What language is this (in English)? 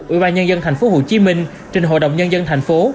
Vietnamese